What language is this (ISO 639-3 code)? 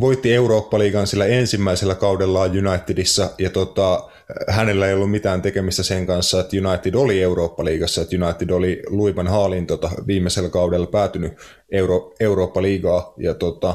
fin